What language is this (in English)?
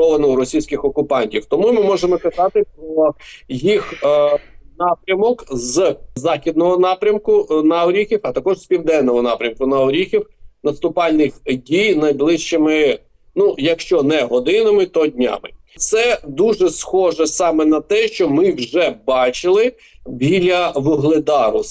Ukrainian